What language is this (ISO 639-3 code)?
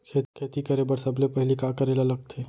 hne